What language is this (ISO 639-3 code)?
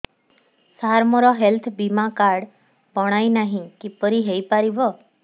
ori